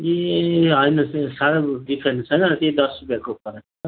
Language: Nepali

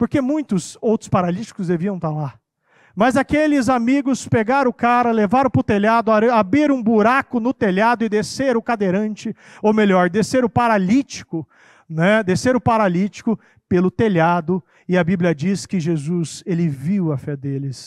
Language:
Portuguese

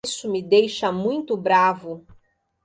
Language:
Portuguese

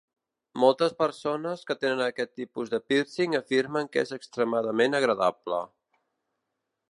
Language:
Catalan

